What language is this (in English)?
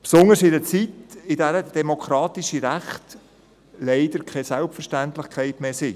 Swiss German